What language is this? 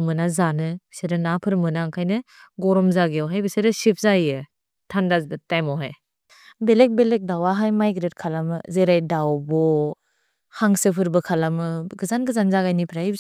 Bodo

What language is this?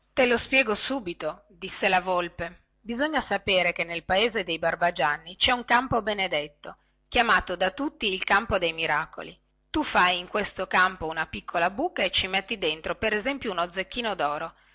Italian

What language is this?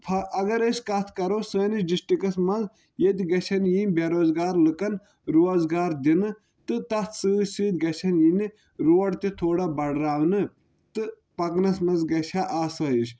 Kashmiri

